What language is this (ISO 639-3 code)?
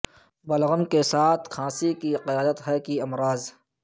urd